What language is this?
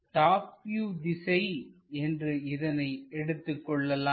Tamil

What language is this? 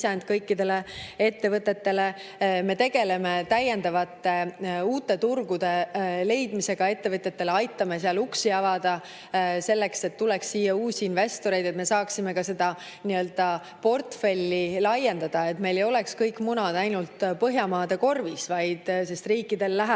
Estonian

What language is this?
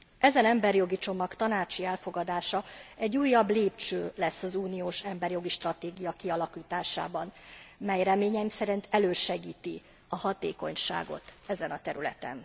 Hungarian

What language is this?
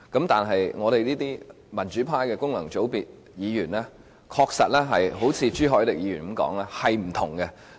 Cantonese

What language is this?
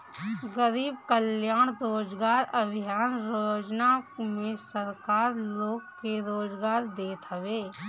Bhojpuri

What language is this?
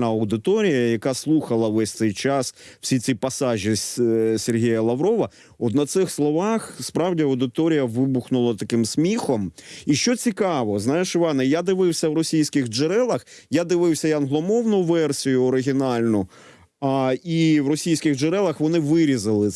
Ukrainian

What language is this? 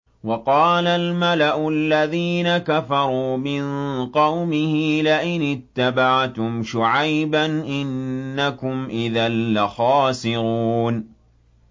Arabic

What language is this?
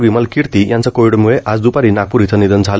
Marathi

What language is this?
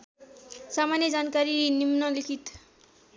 Nepali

